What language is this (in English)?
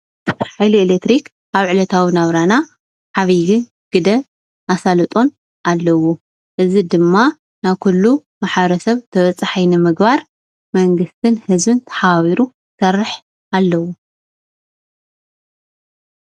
Tigrinya